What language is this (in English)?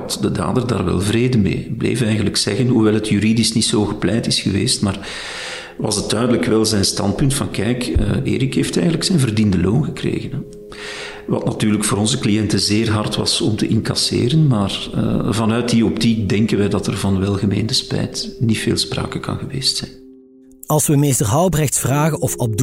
Dutch